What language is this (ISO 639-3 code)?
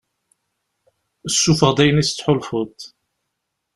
kab